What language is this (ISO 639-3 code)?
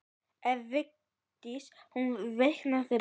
isl